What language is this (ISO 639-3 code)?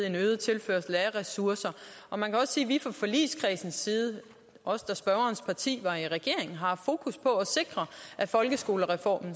dan